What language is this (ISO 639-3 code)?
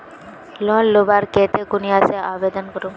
mag